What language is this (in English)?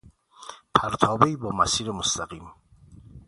Persian